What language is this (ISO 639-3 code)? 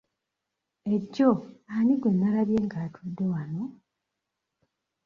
lug